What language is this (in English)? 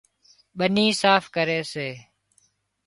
Wadiyara Koli